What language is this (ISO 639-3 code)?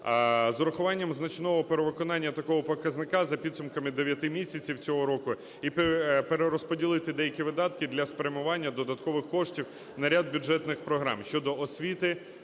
ukr